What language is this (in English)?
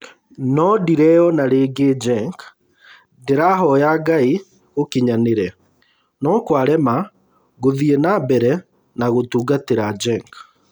Kikuyu